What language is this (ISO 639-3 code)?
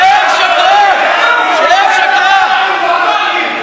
heb